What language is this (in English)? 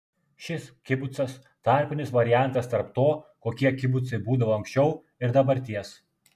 Lithuanian